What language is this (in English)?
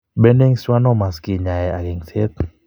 Kalenjin